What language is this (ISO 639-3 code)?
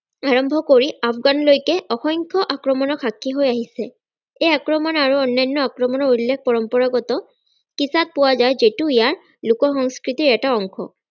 asm